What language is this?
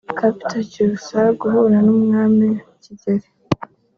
Kinyarwanda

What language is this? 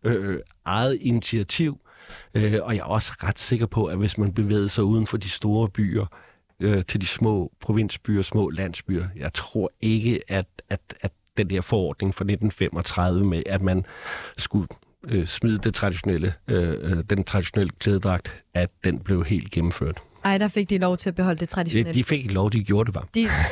Danish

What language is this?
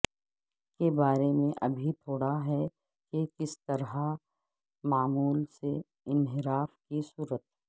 Urdu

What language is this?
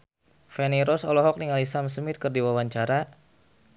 Sundanese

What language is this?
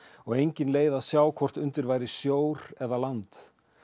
Icelandic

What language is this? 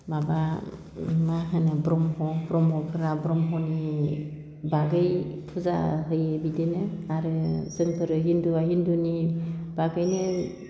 Bodo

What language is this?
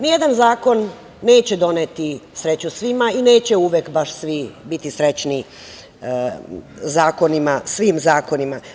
Serbian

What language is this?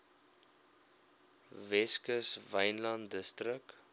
Afrikaans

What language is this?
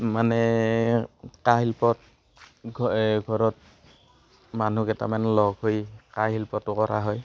Assamese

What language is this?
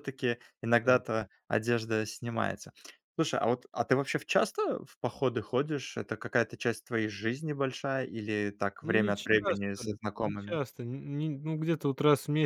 Russian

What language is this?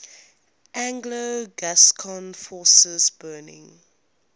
English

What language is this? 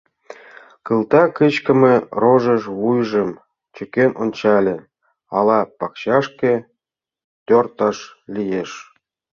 Mari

